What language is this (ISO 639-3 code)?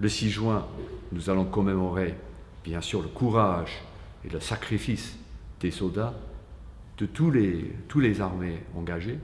fra